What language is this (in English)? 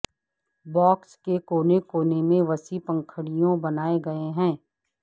Urdu